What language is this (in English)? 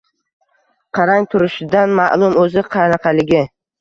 Uzbek